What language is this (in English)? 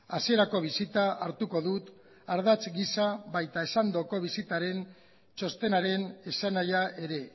Basque